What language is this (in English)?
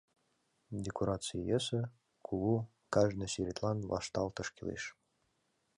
Mari